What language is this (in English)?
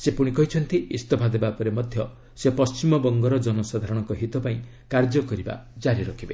Odia